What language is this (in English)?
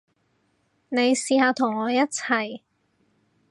Cantonese